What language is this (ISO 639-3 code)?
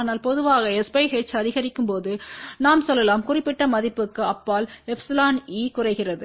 tam